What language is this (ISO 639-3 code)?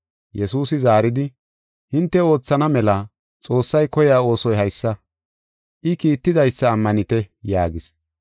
gof